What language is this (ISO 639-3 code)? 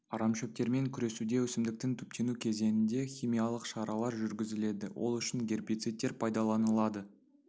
kaz